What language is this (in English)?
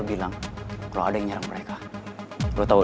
Indonesian